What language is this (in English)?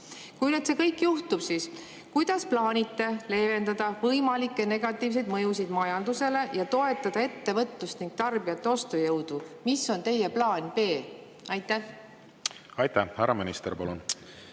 Estonian